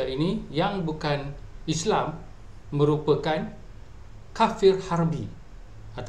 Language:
Malay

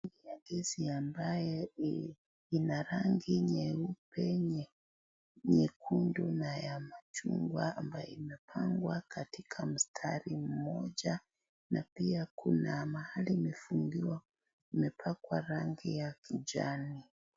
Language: Swahili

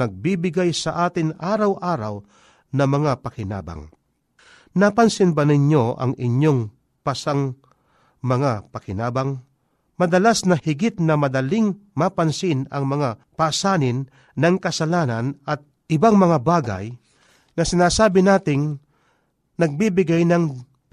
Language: Filipino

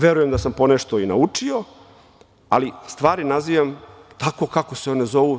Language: Serbian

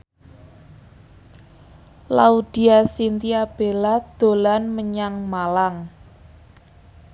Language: Javanese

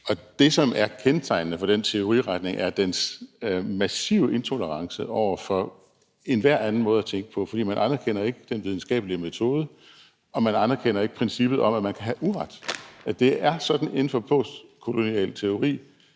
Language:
Danish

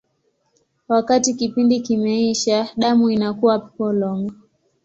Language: Swahili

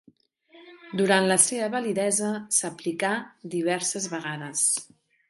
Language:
Catalan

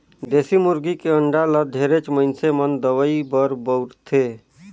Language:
Chhattisgarhi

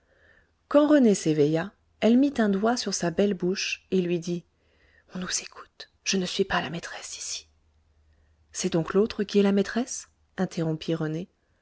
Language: French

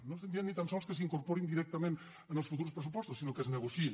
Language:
Catalan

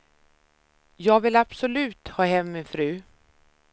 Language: Swedish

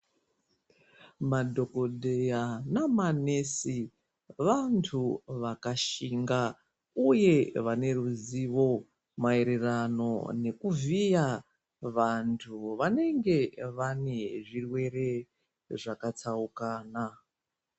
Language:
Ndau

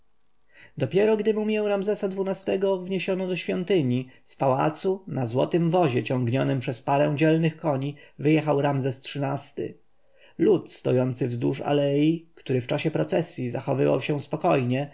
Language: Polish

